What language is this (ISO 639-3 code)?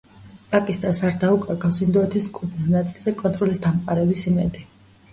kat